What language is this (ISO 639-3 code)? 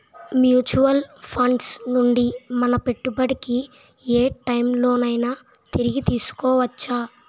tel